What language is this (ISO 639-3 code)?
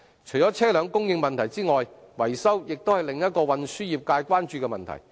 yue